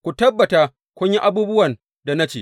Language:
Hausa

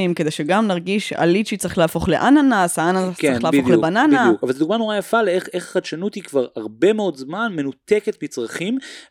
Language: Hebrew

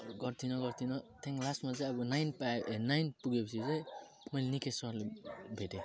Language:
Nepali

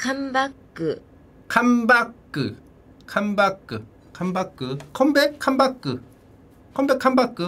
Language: Korean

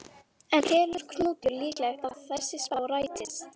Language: Icelandic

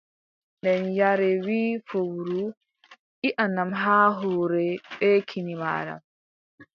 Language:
Adamawa Fulfulde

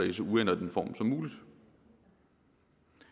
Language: Danish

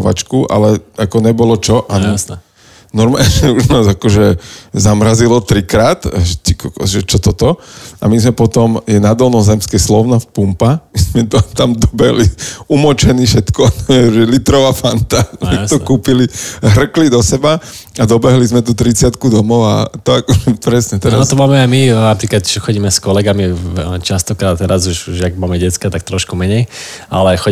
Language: Slovak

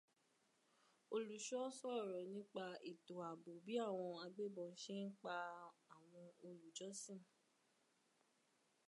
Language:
Yoruba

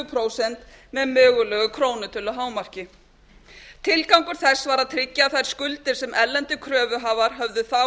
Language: Icelandic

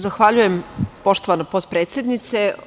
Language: Serbian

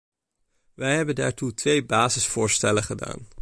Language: Dutch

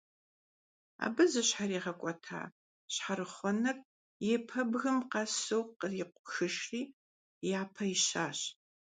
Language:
Kabardian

